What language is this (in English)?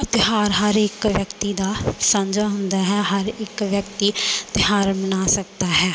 Punjabi